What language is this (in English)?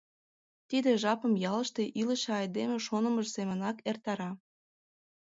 Mari